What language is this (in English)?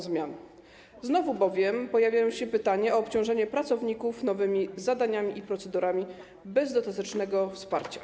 Polish